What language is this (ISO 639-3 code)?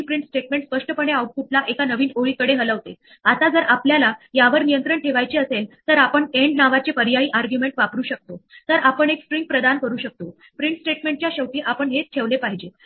mar